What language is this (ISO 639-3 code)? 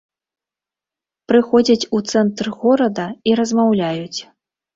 bel